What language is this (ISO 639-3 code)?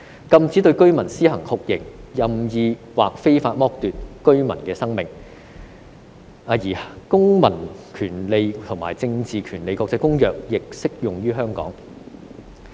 yue